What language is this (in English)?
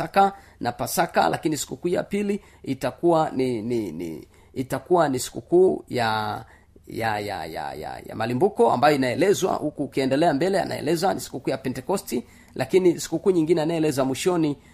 Swahili